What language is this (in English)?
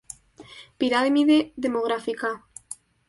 Spanish